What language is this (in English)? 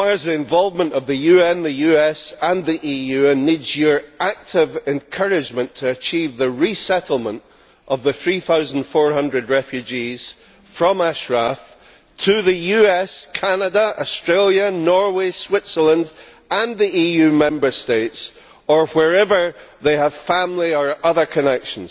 English